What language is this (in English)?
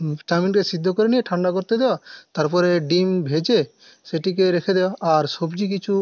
Bangla